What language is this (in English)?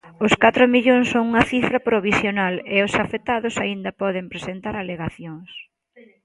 Galician